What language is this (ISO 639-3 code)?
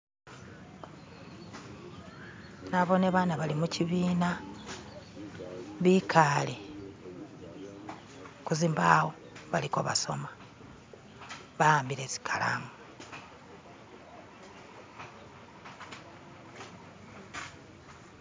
myx